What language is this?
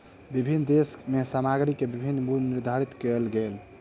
Maithili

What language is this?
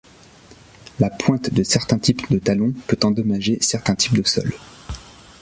French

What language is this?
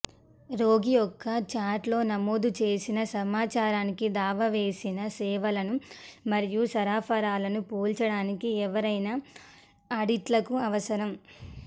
Telugu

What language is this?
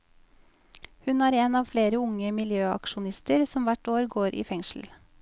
Norwegian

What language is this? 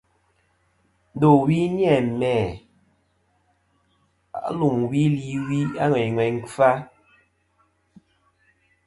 Kom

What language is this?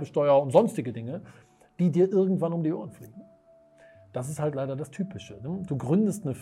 German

